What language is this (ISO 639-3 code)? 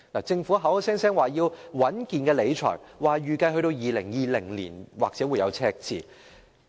yue